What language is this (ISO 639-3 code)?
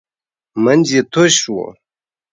pus